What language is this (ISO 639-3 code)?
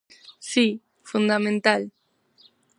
glg